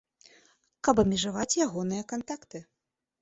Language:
Belarusian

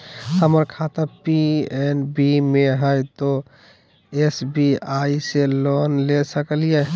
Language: Magahi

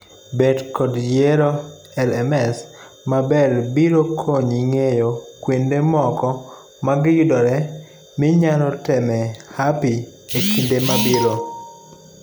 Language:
Luo (Kenya and Tanzania)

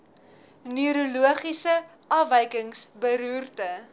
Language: Afrikaans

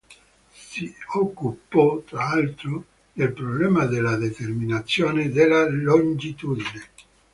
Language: Italian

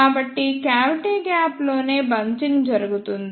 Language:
Telugu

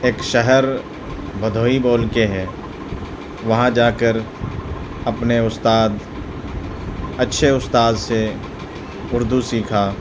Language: Urdu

